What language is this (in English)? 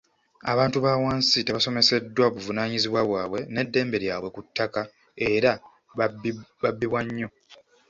Ganda